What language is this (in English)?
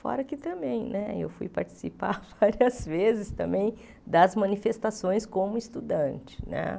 Portuguese